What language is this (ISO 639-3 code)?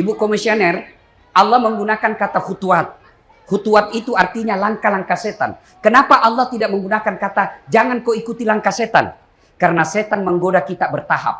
ind